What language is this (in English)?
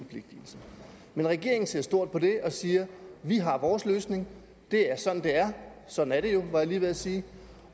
Danish